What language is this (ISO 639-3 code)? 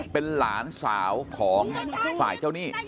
tha